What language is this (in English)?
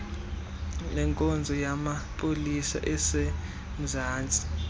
Xhosa